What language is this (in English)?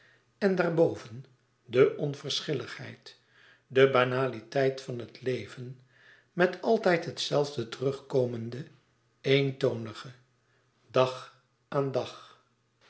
Dutch